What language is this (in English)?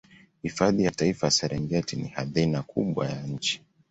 Swahili